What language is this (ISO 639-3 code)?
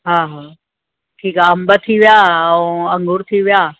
snd